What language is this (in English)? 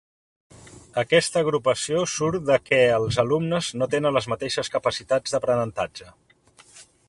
Catalan